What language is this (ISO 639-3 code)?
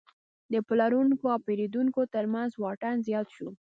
pus